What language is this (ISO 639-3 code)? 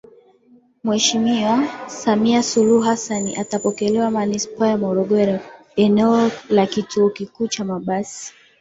swa